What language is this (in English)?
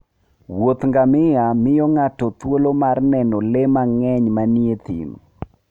Luo (Kenya and Tanzania)